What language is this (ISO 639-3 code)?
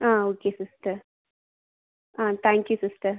tam